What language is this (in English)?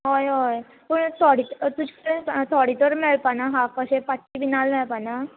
Konkani